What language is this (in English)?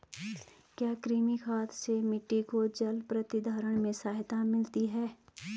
Hindi